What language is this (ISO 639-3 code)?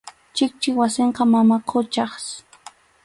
qxu